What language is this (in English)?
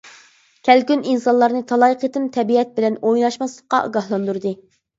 Uyghur